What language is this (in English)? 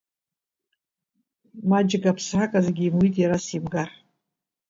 Abkhazian